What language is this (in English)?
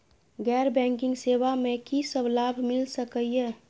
Maithili